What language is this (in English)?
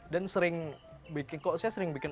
Indonesian